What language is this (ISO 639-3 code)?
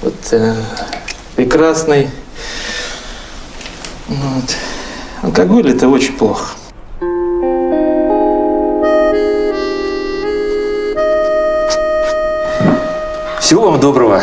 rus